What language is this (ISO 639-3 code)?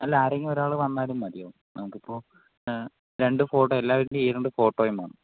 mal